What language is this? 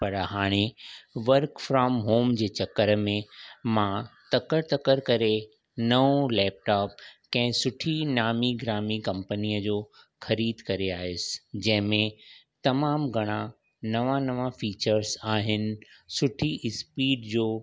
Sindhi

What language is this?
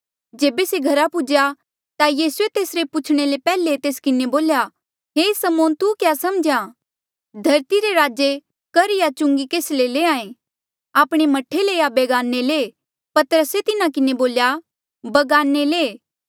Mandeali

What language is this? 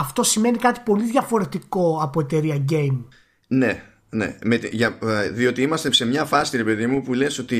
Greek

